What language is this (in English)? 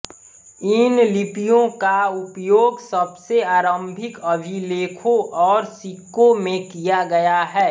Hindi